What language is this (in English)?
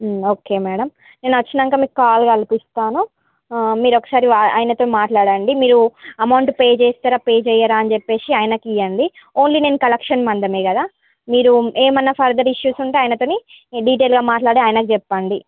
Telugu